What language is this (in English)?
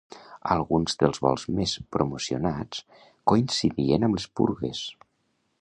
Catalan